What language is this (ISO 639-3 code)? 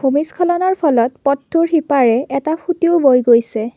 asm